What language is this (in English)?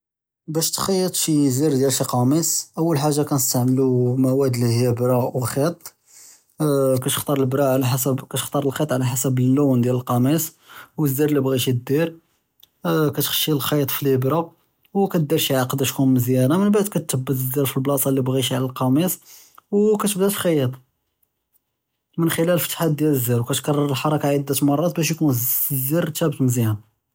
Judeo-Arabic